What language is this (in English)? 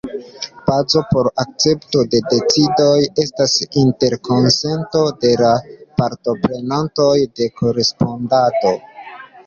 Esperanto